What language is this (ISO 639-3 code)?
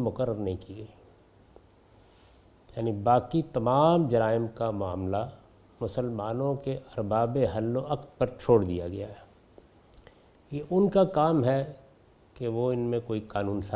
urd